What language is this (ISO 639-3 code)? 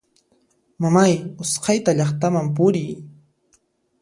qxp